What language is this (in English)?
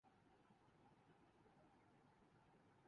Urdu